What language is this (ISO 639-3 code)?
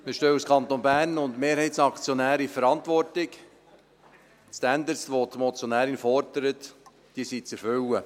gsw